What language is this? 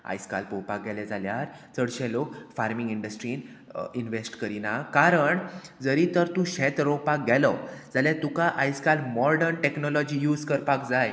Konkani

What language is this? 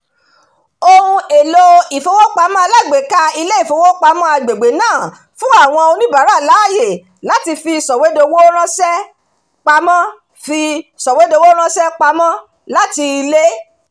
Yoruba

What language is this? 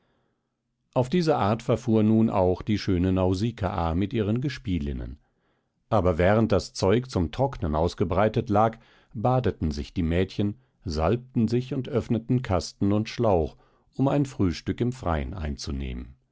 German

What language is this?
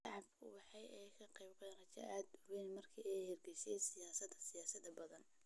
Somali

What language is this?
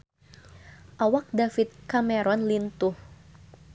Sundanese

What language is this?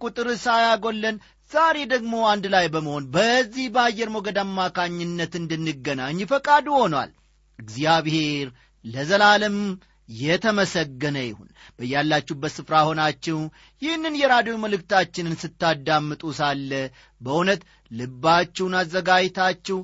Amharic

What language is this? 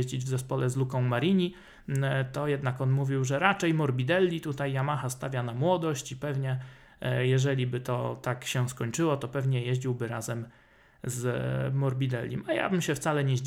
Polish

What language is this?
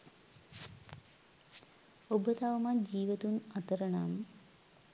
Sinhala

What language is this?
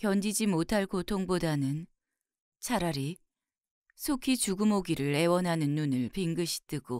Korean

